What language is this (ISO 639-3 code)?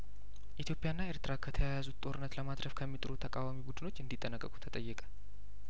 amh